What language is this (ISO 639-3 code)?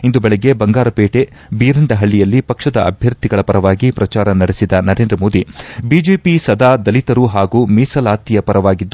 kan